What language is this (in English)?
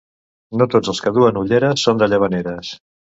Catalan